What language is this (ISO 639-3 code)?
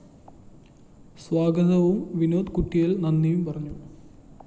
mal